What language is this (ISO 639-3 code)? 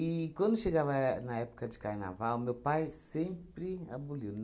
por